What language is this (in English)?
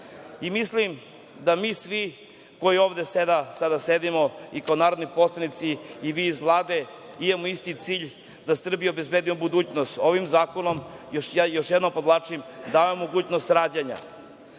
Serbian